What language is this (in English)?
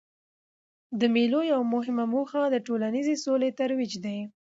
Pashto